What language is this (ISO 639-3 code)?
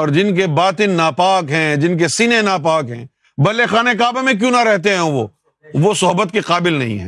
urd